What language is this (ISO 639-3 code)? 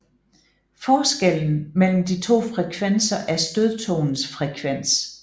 dan